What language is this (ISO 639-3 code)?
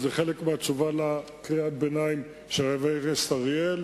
heb